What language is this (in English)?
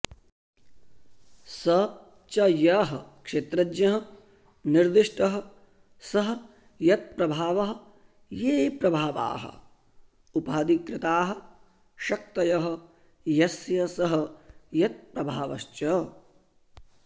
Sanskrit